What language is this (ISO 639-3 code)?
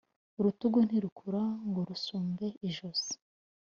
kin